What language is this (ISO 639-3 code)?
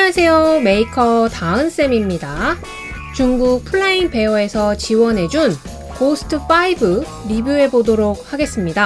kor